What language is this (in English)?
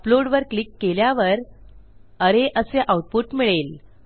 Marathi